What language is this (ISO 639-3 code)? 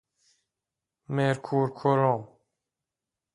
fas